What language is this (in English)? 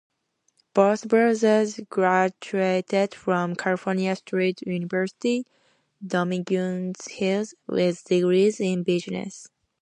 English